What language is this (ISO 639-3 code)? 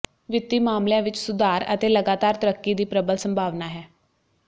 pan